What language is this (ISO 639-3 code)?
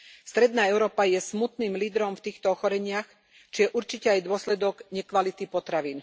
slk